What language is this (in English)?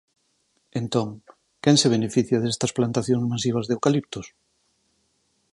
Galician